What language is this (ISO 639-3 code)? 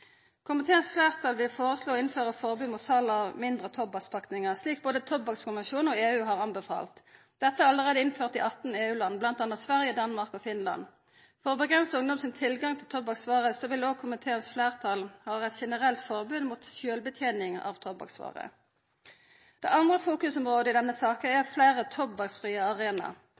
nno